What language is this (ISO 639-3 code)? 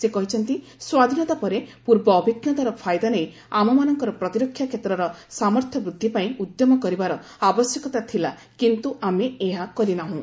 ori